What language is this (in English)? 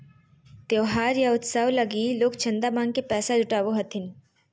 Magahi